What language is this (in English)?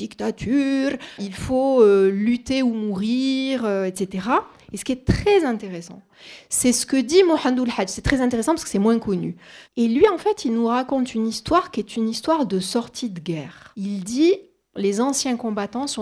French